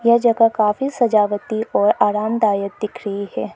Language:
Hindi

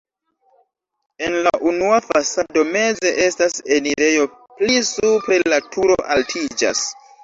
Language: Esperanto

